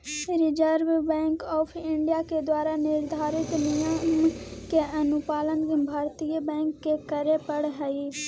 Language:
Magahi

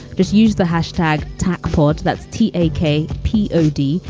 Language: English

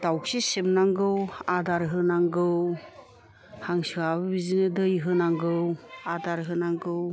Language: Bodo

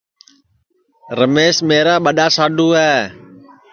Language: Sansi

